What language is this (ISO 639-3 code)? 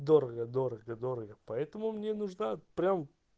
rus